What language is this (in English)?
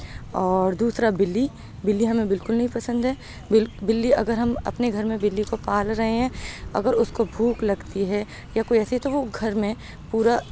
Urdu